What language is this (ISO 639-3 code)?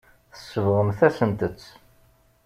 kab